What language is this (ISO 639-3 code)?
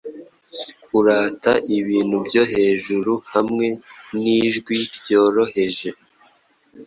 kin